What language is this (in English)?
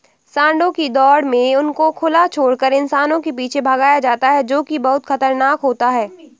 Hindi